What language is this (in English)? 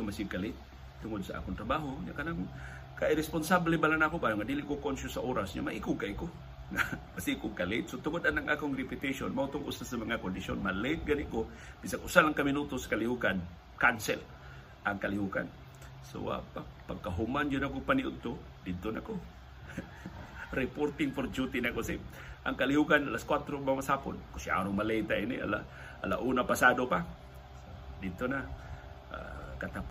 Filipino